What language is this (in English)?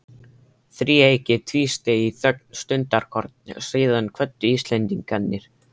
Icelandic